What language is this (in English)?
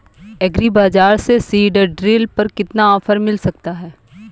Hindi